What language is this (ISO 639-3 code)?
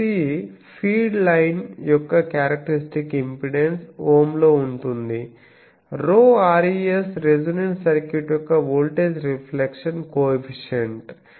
tel